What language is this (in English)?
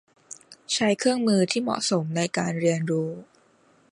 Thai